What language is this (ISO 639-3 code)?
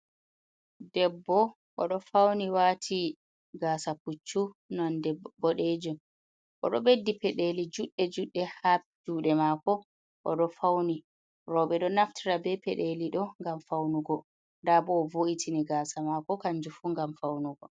ful